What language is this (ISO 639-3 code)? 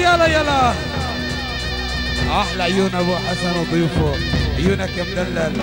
ara